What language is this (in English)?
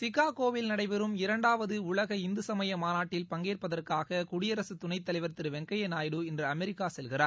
Tamil